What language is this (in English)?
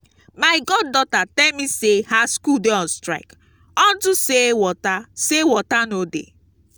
Nigerian Pidgin